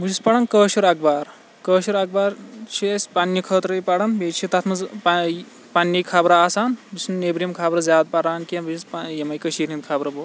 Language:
Kashmiri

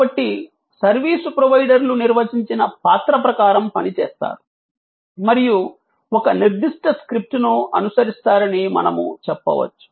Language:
Telugu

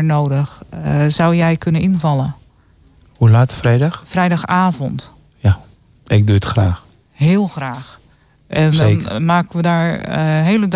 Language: Dutch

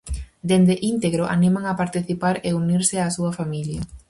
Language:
Galician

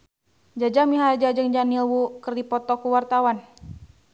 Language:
Sundanese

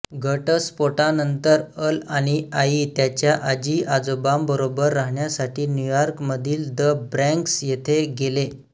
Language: Marathi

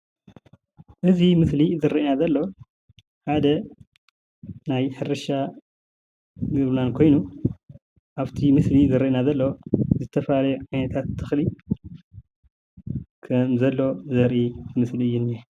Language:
Tigrinya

